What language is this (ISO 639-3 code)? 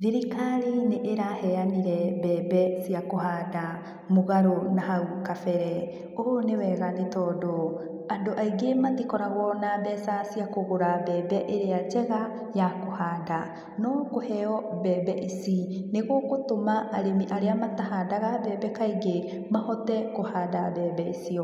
kik